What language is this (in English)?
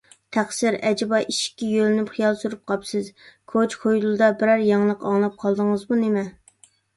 Uyghur